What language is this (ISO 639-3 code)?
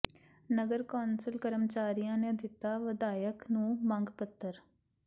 pan